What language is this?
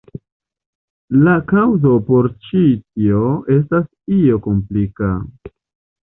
Esperanto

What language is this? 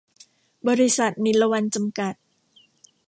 Thai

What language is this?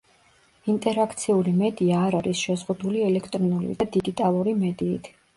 Georgian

